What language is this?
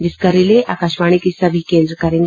Hindi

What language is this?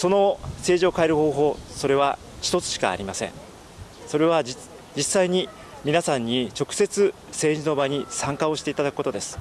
Japanese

